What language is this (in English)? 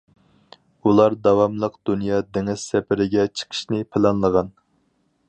Uyghur